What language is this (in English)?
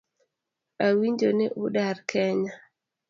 Luo (Kenya and Tanzania)